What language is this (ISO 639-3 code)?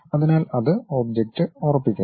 mal